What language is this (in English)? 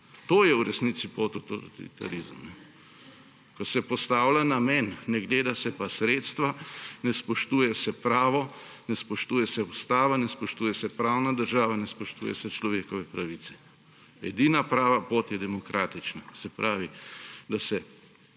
Slovenian